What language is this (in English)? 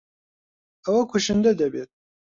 Central Kurdish